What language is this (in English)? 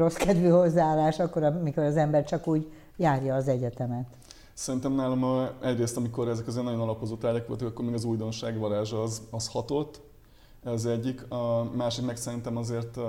Hungarian